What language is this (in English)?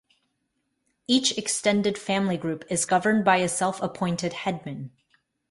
English